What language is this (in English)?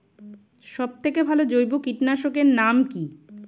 Bangla